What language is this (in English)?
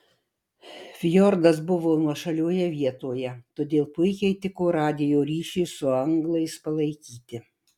Lithuanian